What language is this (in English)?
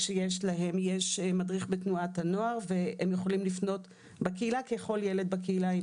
Hebrew